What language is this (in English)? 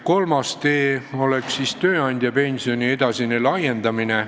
Estonian